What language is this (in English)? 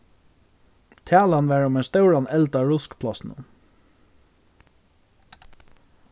Faroese